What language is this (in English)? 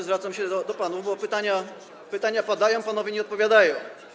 Polish